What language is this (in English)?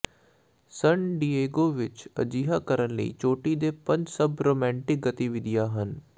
Punjabi